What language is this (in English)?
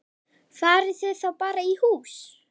Icelandic